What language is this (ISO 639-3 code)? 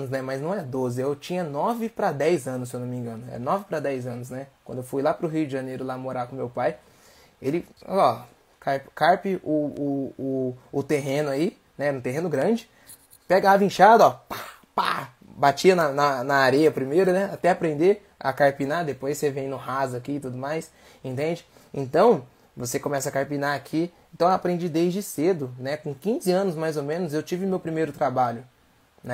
por